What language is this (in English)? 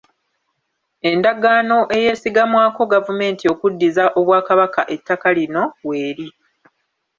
Ganda